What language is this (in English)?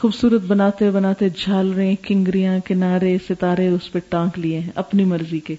Urdu